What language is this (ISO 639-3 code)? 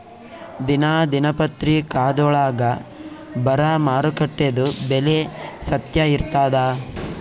kan